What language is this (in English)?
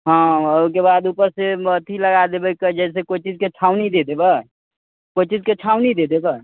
Maithili